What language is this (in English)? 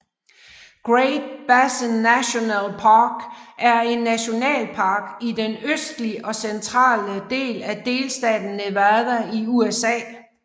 Danish